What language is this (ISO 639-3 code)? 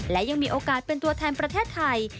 tha